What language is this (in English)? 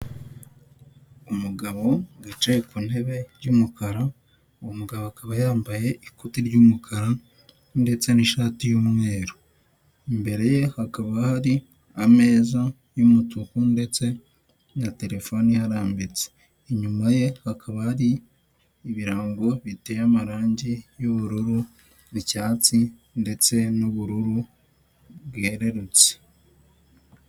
Kinyarwanda